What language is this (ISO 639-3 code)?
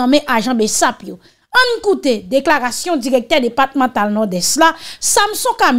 fra